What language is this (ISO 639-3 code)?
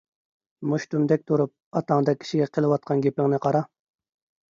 uig